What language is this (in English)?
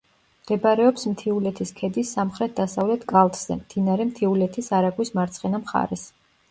Georgian